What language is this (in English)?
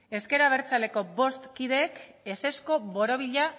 Basque